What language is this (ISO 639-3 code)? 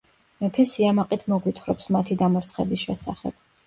kat